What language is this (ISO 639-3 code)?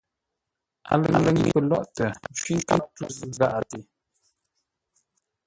nla